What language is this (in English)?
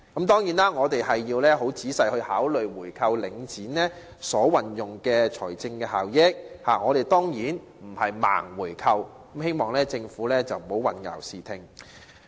Cantonese